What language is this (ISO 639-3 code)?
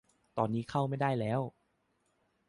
tha